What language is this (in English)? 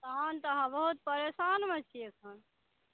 Maithili